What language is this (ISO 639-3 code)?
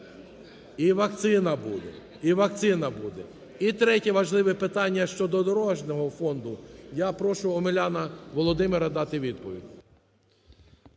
ukr